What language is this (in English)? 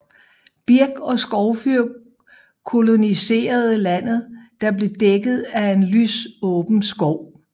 Danish